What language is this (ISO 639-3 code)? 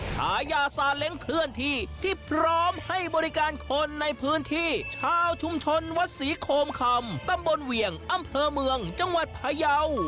tha